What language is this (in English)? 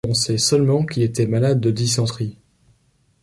French